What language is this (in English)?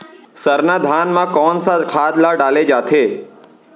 Chhattisgarhi